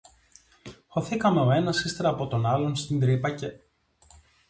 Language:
Greek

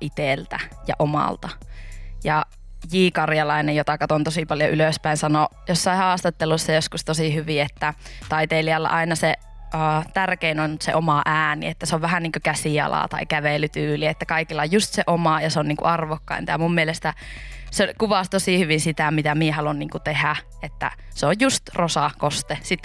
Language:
Finnish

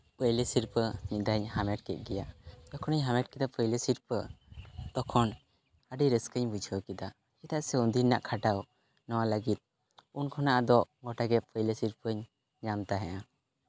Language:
Santali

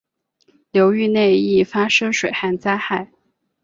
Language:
Chinese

